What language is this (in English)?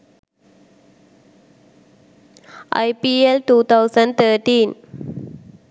Sinhala